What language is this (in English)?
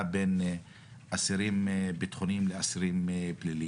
Hebrew